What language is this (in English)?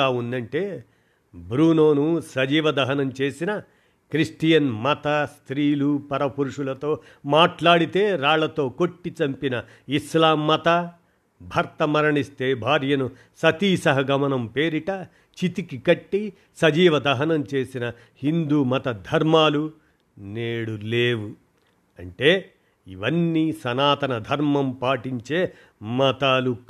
Telugu